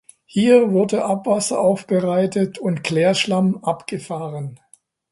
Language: German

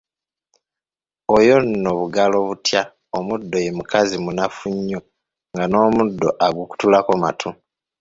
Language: Ganda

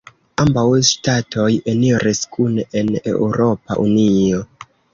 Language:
Esperanto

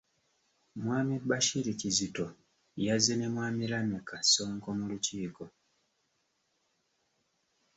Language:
Ganda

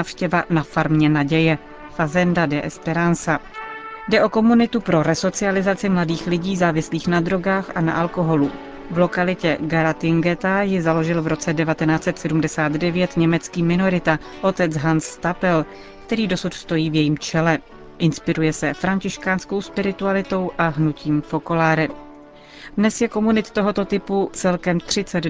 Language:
Czech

